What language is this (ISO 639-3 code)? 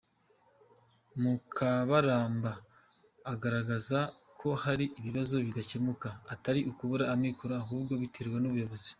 kin